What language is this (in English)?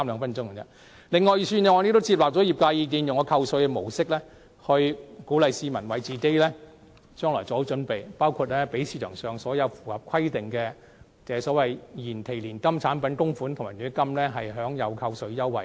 Cantonese